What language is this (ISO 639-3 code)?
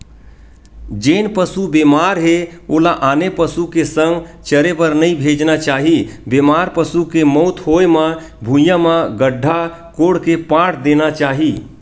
hne